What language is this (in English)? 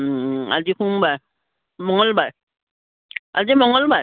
Assamese